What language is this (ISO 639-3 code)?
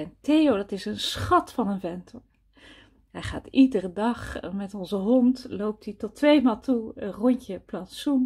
nld